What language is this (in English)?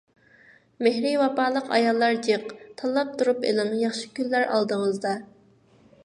Uyghur